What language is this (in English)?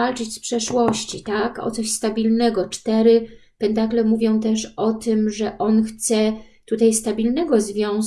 Polish